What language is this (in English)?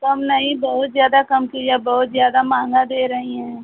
Hindi